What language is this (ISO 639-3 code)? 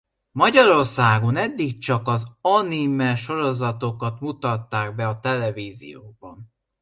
hun